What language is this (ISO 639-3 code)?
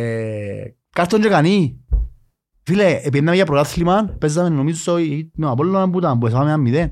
ell